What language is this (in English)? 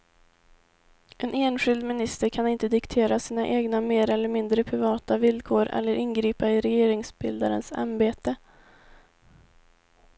Swedish